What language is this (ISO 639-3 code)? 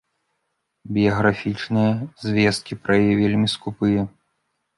bel